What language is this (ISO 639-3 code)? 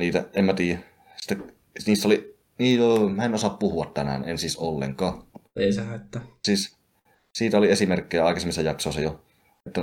fin